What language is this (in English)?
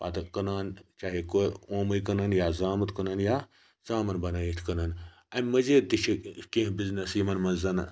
Kashmiri